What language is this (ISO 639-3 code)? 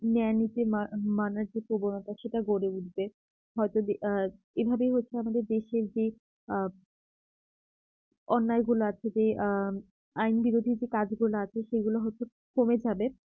ben